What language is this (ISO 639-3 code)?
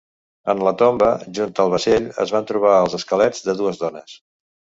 cat